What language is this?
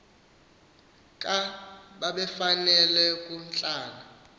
Xhosa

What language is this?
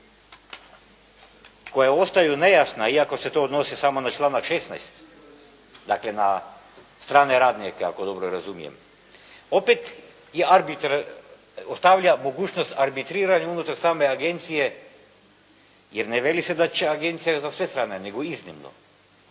Croatian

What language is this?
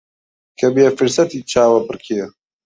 Central Kurdish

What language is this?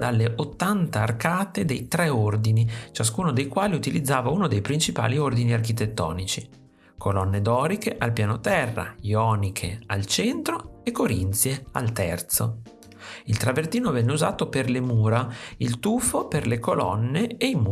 Italian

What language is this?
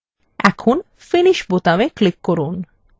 Bangla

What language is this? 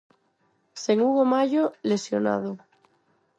Galician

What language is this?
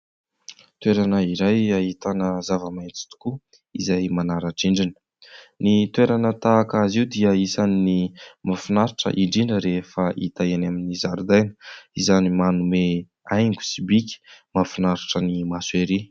Malagasy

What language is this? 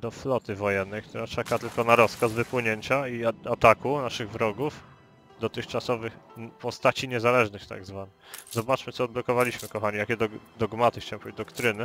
Polish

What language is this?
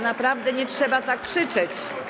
Polish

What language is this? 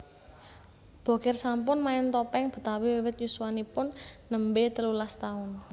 Javanese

